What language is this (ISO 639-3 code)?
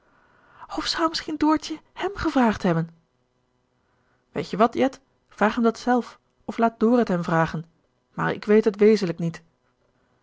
nld